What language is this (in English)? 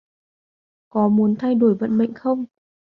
Vietnamese